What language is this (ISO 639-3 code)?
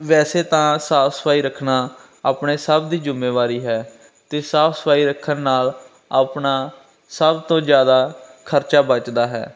pan